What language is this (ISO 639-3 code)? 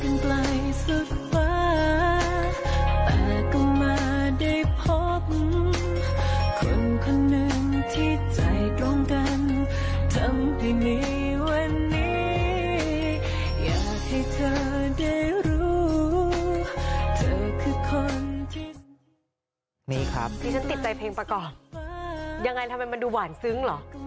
tha